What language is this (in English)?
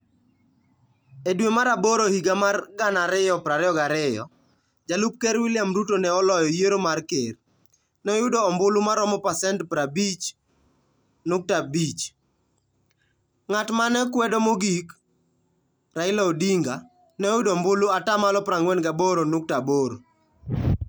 Luo (Kenya and Tanzania)